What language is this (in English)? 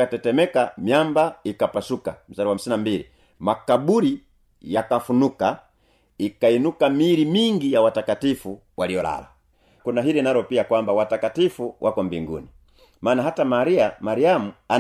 Swahili